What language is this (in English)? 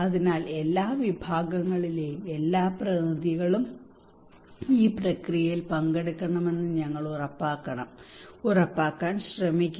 Malayalam